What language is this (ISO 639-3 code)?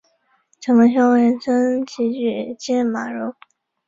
zho